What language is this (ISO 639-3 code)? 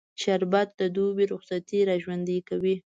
pus